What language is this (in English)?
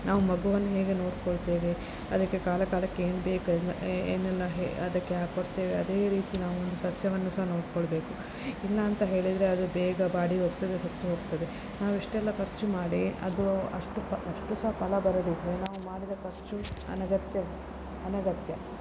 Kannada